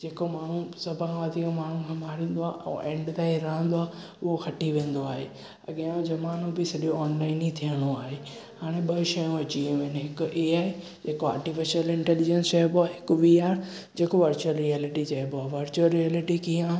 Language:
Sindhi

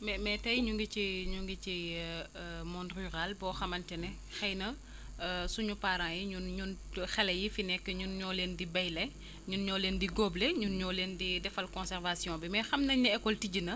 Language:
Wolof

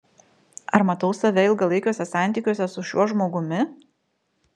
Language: Lithuanian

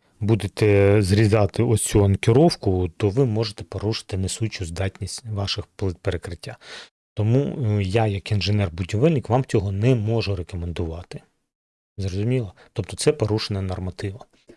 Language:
Ukrainian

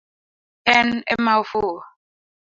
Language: Luo (Kenya and Tanzania)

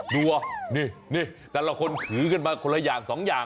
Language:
Thai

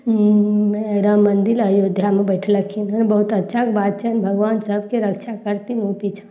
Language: Maithili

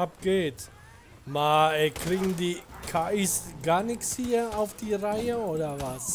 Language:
German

